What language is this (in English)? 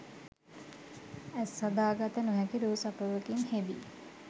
Sinhala